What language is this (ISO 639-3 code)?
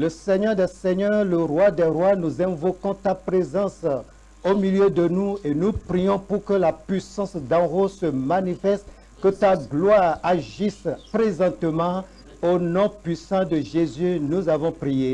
fra